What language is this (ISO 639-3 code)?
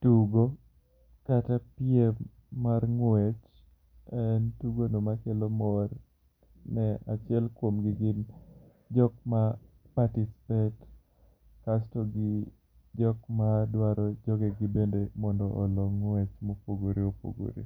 luo